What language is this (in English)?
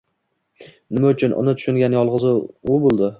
Uzbek